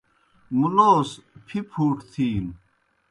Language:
Kohistani Shina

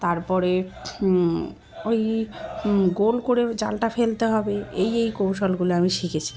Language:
Bangla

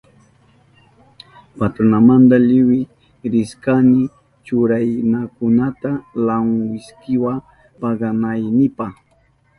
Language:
Southern Pastaza Quechua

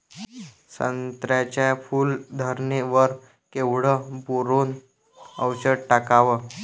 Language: Marathi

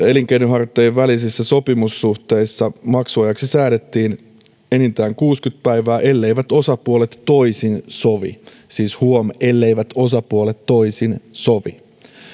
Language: Finnish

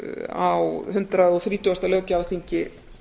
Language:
Icelandic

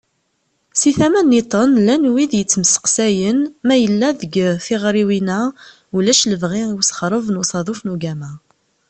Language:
Kabyle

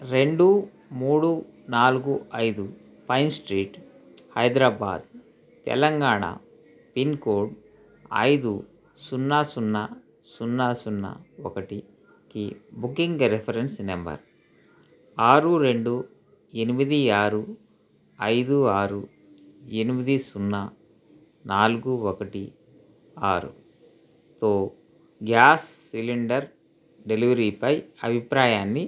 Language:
Telugu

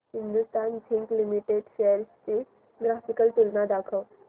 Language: Marathi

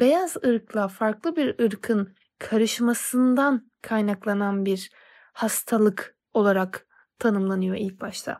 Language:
Turkish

